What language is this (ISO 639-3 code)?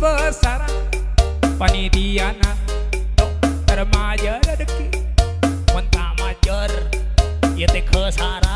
tha